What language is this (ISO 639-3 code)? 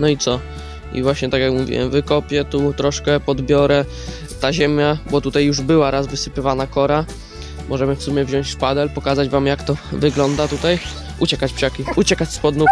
pol